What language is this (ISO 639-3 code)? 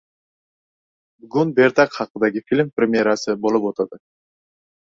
uzb